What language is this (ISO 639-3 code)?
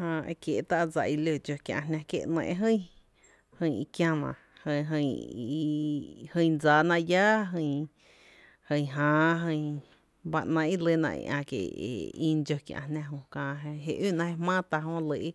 cte